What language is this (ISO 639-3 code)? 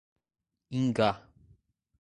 por